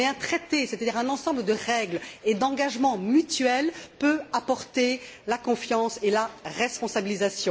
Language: French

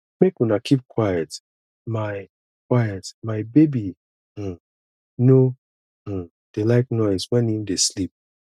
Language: Nigerian Pidgin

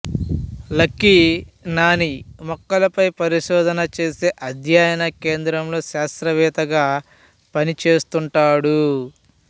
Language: Telugu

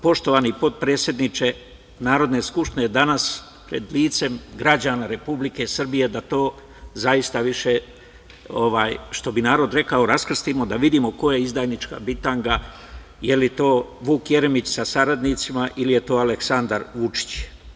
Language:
Serbian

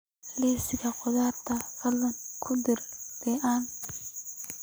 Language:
Somali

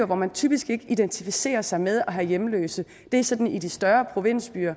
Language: Danish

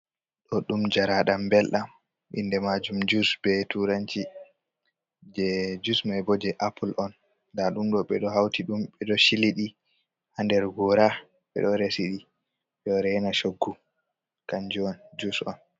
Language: Fula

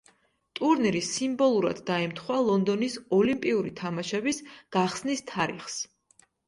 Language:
Georgian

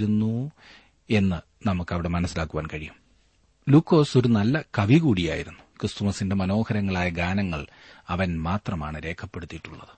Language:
Malayalam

